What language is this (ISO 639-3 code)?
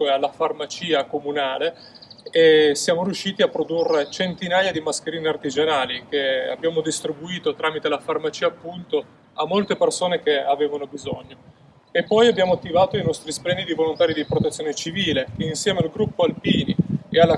ita